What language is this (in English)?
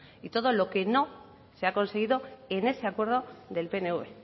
Spanish